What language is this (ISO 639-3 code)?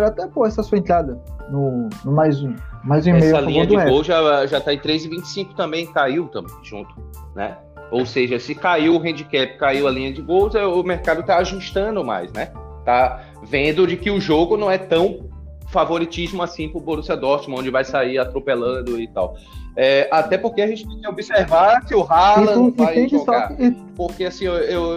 por